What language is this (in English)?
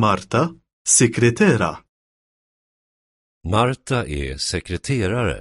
Swedish